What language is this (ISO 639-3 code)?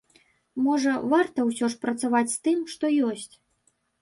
bel